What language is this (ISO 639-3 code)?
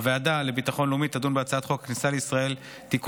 heb